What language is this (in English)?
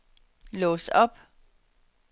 Danish